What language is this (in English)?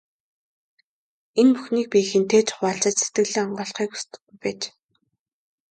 Mongolian